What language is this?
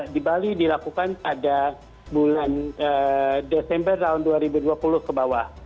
Indonesian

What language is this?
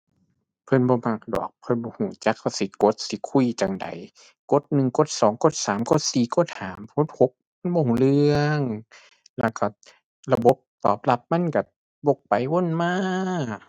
Thai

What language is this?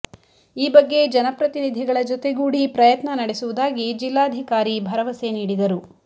Kannada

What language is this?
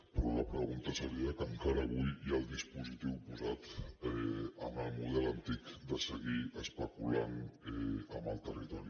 Catalan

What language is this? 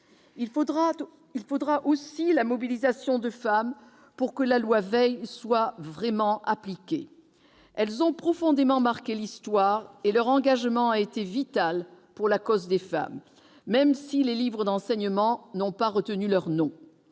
French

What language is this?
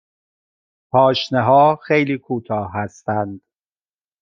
Persian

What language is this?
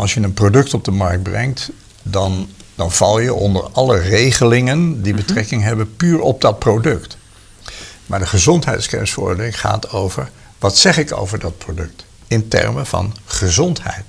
Dutch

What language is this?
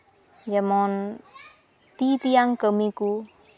Santali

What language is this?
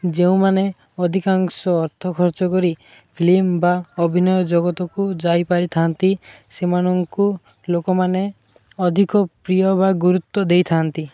Odia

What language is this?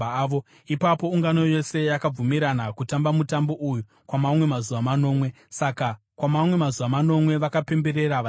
Shona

